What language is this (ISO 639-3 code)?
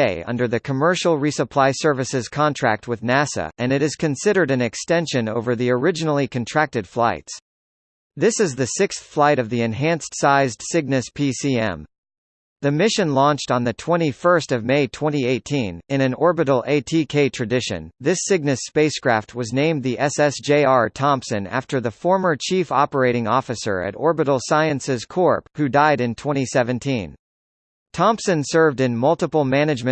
eng